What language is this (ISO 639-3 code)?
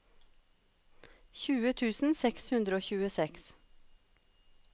nor